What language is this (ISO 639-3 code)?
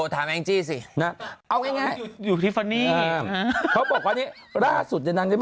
tha